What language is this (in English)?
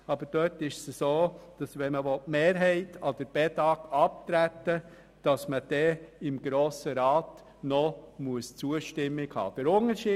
Swiss German